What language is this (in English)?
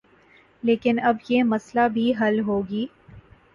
Urdu